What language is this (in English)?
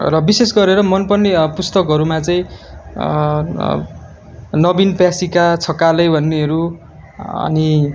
Nepali